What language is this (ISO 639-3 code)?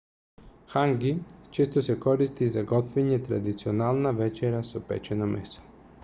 mkd